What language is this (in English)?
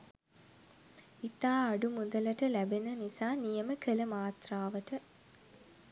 Sinhala